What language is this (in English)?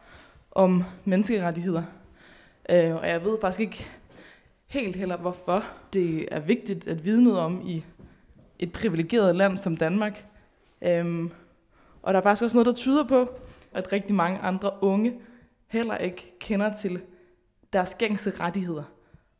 Danish